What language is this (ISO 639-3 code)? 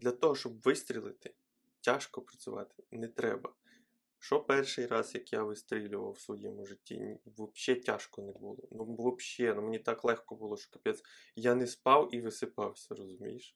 ukr